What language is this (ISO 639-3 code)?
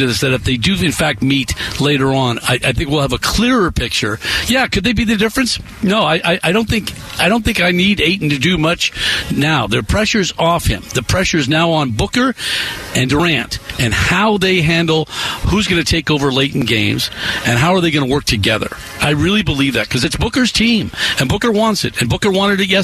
eng